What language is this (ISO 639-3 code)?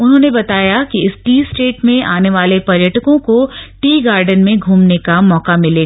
hin